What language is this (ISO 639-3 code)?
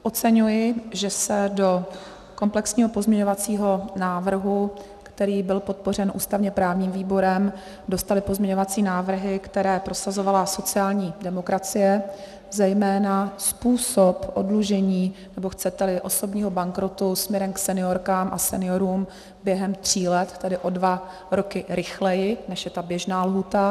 ces